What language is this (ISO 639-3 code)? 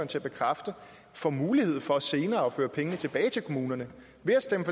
dan